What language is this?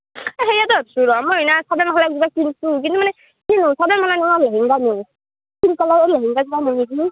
Assamese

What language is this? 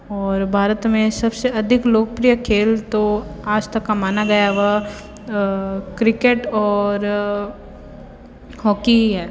Hindi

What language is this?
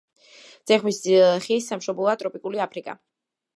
Georgian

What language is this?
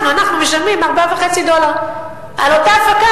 Hebrew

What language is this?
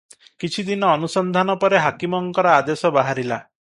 Odia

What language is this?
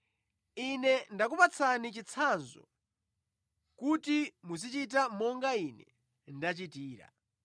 Nyanja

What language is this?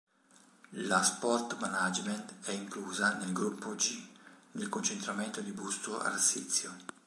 Italian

